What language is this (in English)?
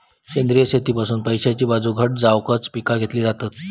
Marathi